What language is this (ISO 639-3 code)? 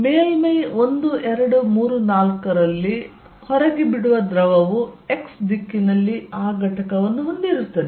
kan